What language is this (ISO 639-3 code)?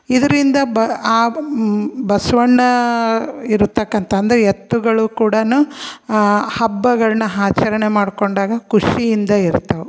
kan